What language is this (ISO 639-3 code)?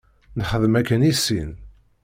kab